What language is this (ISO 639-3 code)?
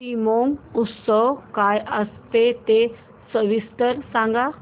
mar